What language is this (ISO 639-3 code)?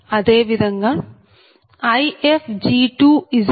tel